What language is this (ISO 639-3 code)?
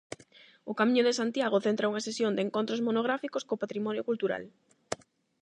glg